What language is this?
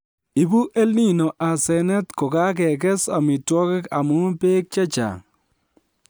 Kalenjin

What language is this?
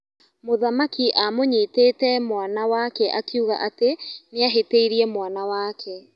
Kikuyu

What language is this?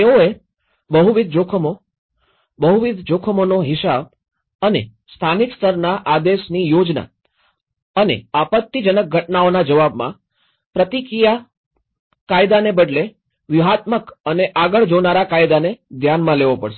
Gujarati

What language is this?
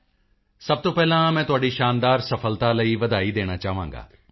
Punjabi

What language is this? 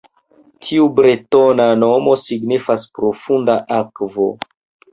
Esperanto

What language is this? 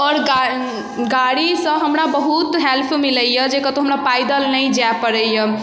Maithili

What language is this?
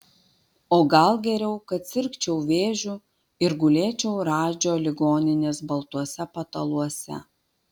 Lithuanian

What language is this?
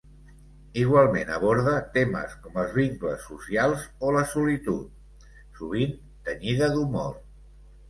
Catalan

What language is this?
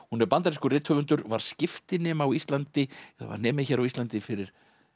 Icelandic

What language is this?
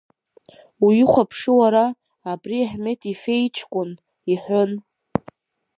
Abkhazian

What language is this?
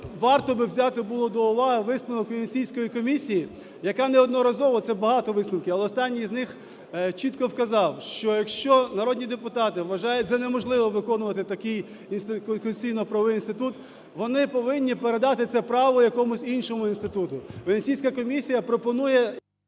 Ukrainian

